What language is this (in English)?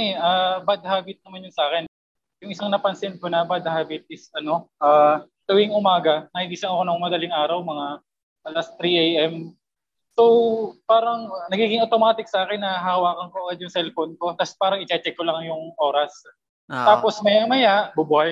Filipino